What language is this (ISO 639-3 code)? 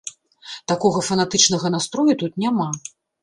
bel